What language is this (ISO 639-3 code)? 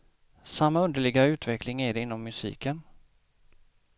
swe